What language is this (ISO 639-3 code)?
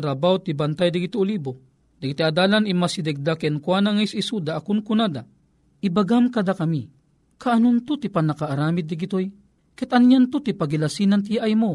fil